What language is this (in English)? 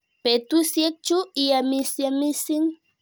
Kalenjin